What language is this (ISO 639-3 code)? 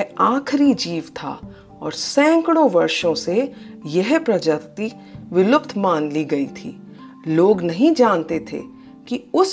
hin